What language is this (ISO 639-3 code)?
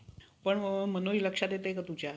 mar